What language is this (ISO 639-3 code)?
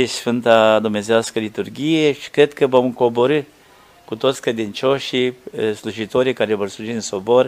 ron